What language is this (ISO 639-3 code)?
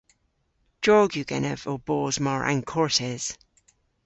cor